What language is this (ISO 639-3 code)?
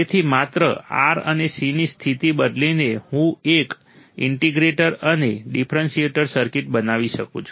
guj